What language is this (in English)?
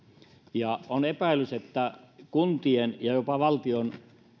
Finnish